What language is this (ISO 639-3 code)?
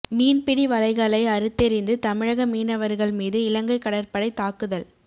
tam